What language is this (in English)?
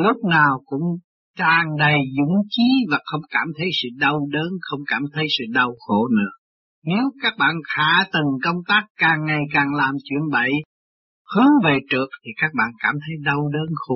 Vietnamese